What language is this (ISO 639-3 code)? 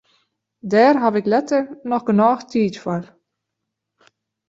fry